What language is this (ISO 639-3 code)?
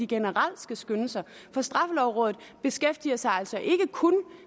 dan